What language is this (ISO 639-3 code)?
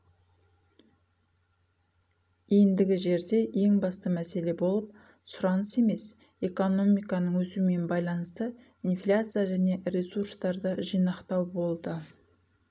kaz